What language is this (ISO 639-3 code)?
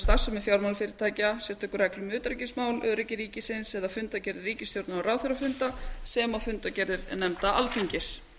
isl